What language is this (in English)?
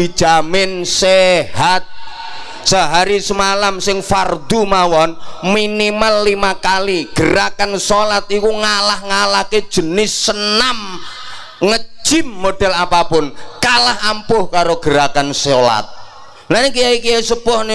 Indonesian